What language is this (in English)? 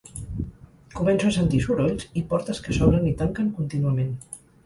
Catalan